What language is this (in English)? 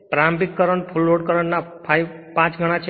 Gujarati